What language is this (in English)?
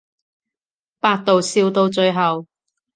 Cantonese